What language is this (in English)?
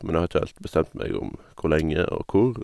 Norwegian